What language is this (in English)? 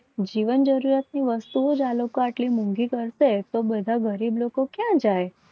Gujarati